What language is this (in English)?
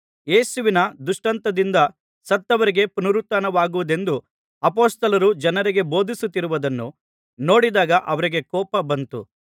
Kannada